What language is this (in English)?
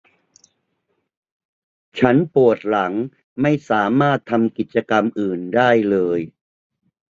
Thai